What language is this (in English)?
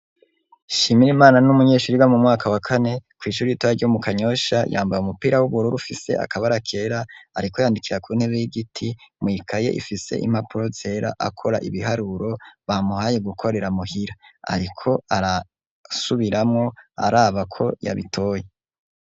Rundi